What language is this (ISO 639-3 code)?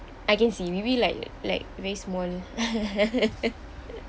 eng